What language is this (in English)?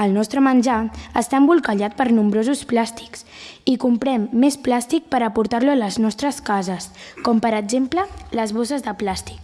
Catalan